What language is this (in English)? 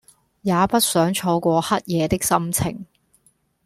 Cantonese